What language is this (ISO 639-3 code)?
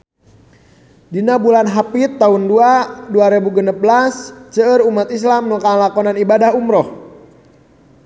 sun